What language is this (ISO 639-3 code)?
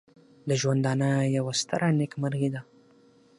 pus